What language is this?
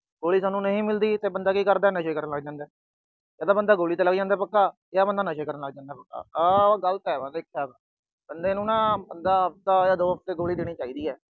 Punjabi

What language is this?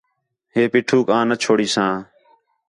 Khetrani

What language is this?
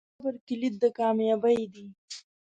Pashto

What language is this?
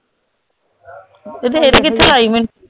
Punjabi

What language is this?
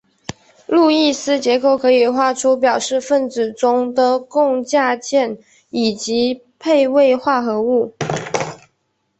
Chinese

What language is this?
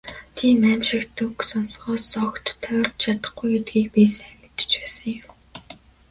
Mongolian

